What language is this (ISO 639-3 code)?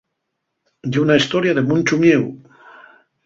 ast